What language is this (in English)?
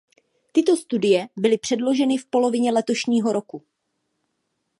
Czech